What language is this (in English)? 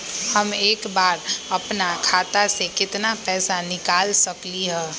Magahi